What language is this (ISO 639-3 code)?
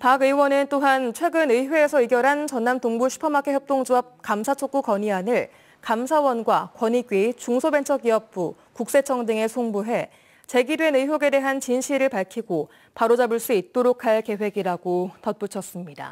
kor